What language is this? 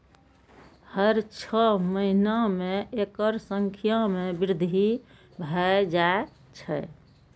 Maithili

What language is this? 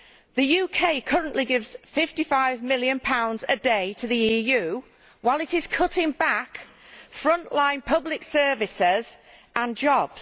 English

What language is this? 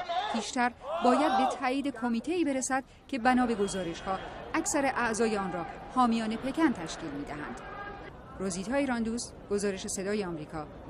Persian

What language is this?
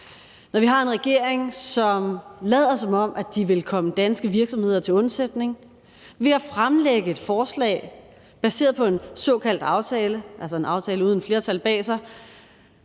Danish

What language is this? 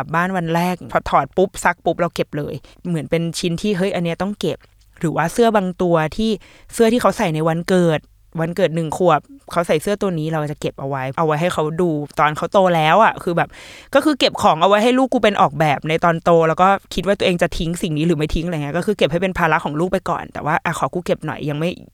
Thai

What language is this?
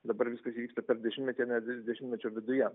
Lithuanian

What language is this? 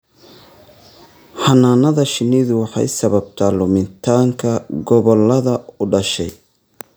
Somali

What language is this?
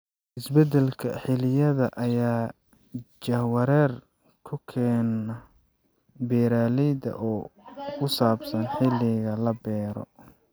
Somali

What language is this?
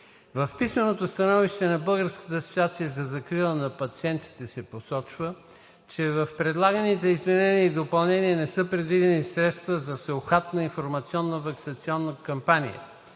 Bulgarian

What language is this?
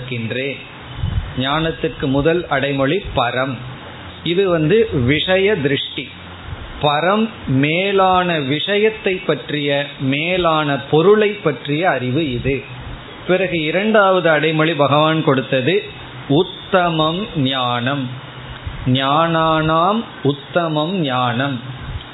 Tamil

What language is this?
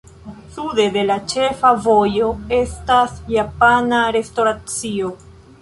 Esperanto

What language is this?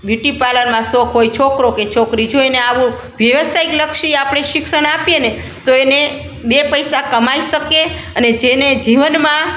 Gujarati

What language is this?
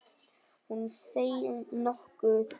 Icelandic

